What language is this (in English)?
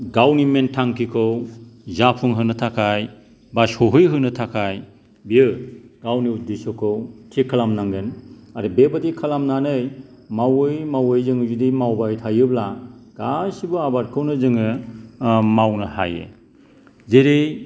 Bodo